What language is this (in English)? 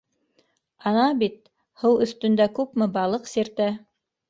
Bashkir